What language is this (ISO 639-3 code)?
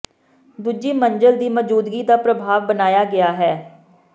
pan